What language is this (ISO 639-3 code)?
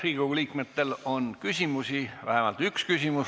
est